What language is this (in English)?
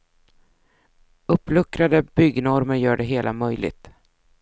Swedish